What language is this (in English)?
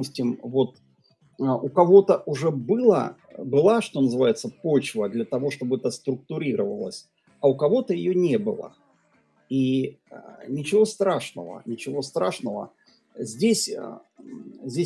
Russian